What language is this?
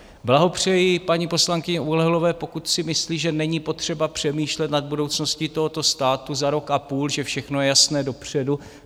Czech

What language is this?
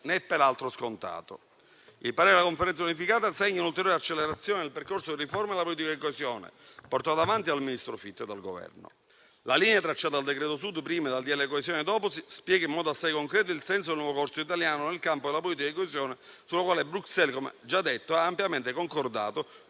Italian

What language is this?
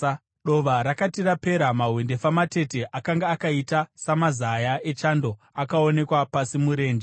Shona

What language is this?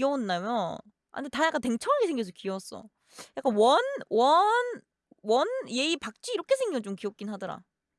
Korean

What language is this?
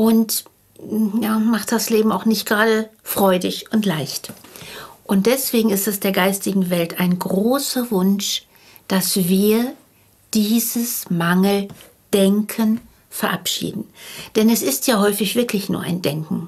German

